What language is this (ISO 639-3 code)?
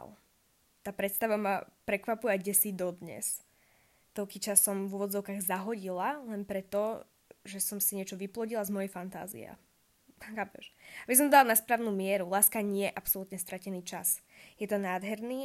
slk